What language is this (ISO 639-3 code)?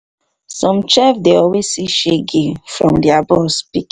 pcm